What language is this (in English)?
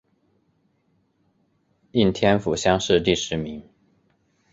Chinese